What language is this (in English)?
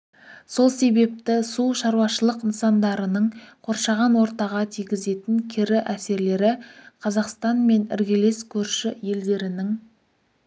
Kazakh